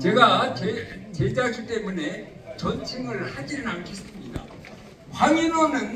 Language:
Korean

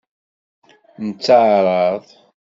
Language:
Kabyle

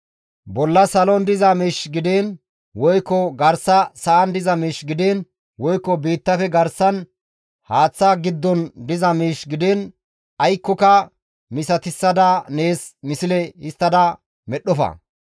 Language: Gamo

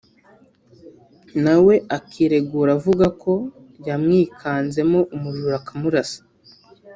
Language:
Kinyarwanda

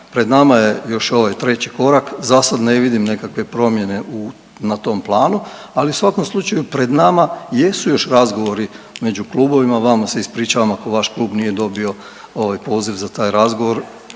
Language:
Croatian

